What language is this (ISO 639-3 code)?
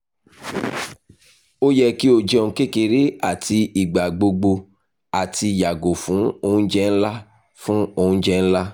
yor